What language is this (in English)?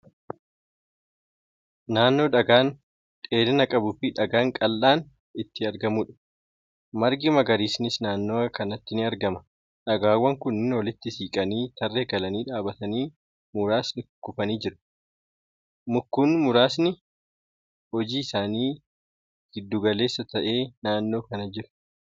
Oromo